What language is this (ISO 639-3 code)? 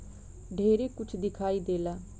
bho